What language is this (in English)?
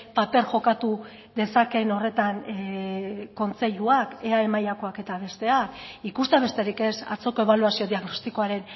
Basque